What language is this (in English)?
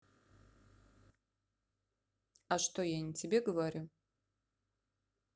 Russian